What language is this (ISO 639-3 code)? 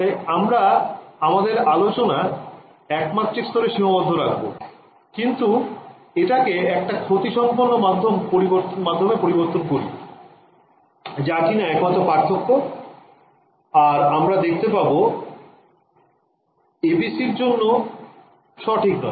ben